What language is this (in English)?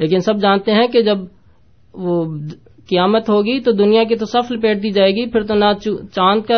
Urdu